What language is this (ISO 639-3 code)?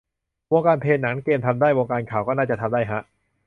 tha